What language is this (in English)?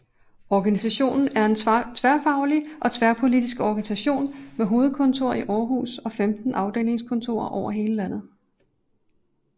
Danish